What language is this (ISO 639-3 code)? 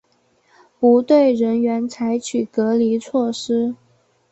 zho